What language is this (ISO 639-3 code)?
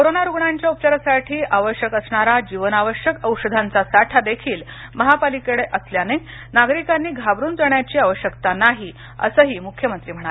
mar